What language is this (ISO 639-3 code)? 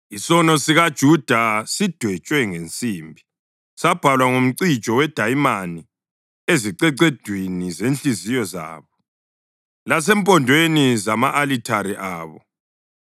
nde